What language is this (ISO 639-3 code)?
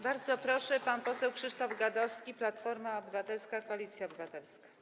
pol